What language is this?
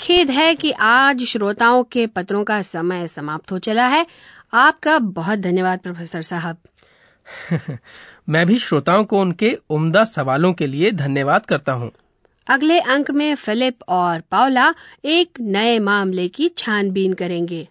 Hindi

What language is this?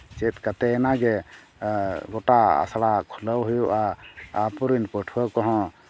Santali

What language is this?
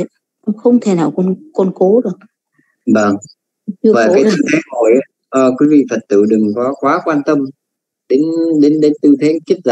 Vietnamese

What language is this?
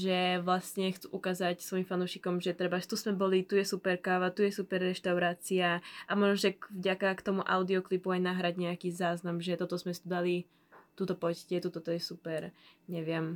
Slovak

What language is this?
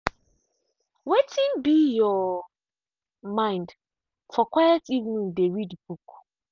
Nigerian Pidgin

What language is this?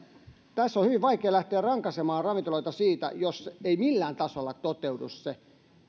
Finnish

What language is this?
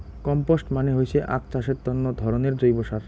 Bangla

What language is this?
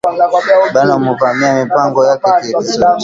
Swahili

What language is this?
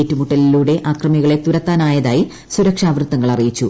Malayalam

